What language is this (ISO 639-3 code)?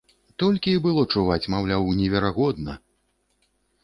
bel